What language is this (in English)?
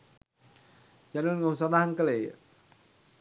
Sinhala